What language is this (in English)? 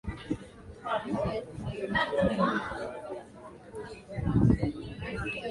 Swahili